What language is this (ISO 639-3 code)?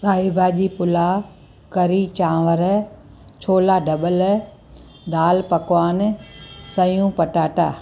snd